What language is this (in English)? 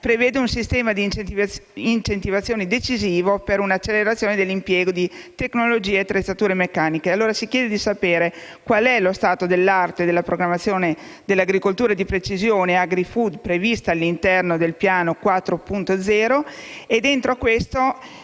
Italian